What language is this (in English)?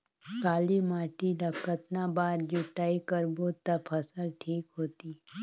Chhattisgarhi